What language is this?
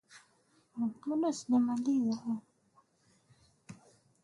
Swahili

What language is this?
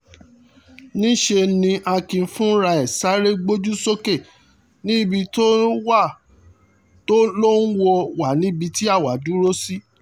Yoruba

